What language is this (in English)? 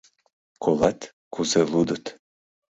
Mari